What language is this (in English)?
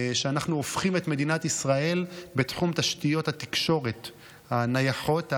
Hebrew